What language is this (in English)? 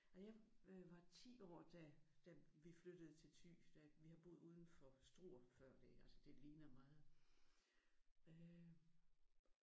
Danish